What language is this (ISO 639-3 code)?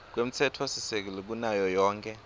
ssw